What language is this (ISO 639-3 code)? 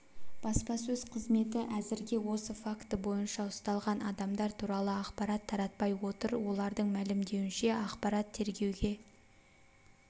kaz